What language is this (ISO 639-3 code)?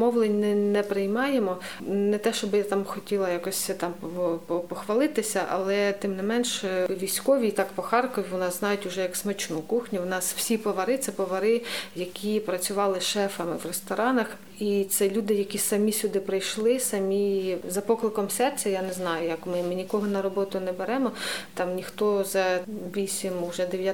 ukr